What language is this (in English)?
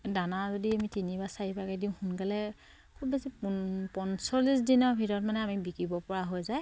Assamese